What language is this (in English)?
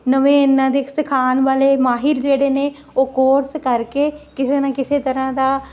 Punjabi